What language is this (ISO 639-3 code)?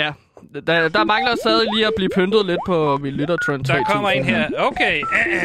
dan